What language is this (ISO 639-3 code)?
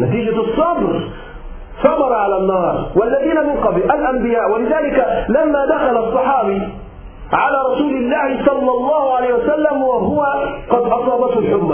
ara